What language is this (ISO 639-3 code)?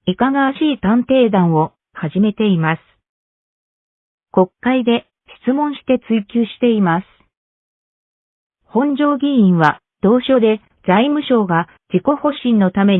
jpn